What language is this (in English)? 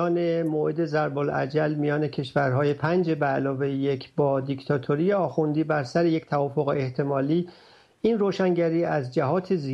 Persian